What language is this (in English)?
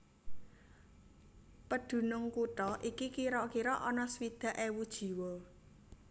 Javanese